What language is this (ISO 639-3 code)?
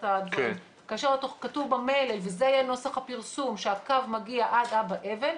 heb